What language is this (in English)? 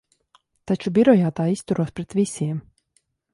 Latvian